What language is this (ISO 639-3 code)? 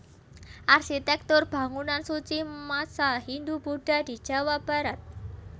jav